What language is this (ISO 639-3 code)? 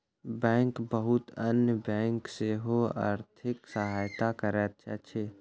mai